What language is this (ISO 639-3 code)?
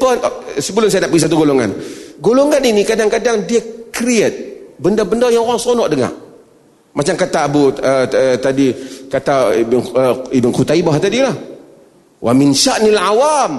msa